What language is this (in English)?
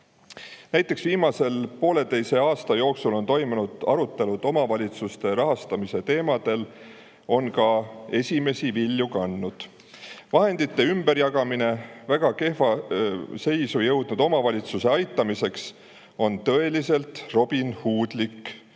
Estonian